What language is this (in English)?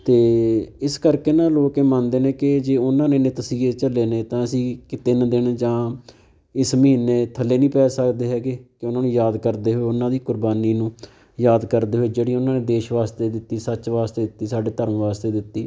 Punjabi